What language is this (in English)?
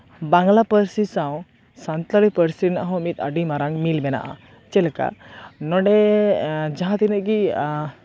Santali